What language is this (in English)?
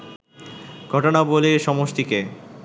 Bangla